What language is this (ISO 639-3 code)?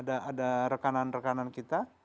ind